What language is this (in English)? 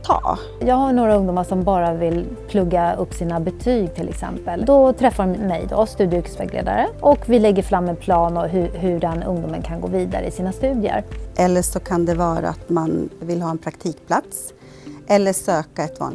Swedish